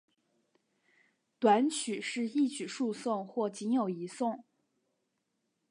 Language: Chinese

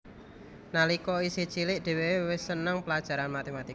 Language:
Javanese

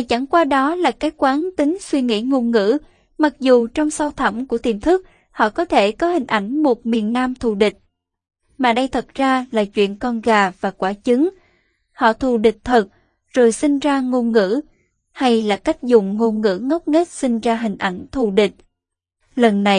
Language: Vietnamese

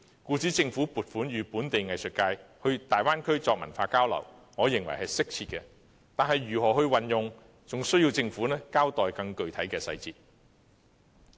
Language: Cantonese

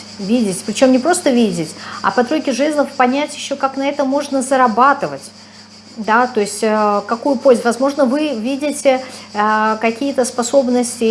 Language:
Russian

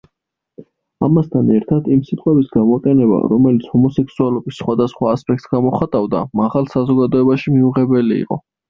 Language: Georgian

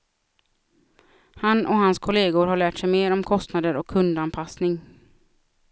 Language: Swedish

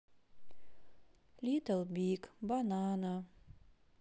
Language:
Russian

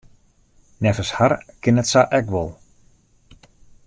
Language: Western Frisian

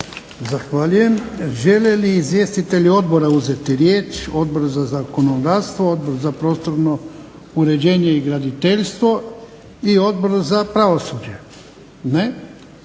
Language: Croatian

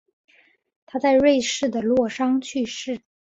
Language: Chinese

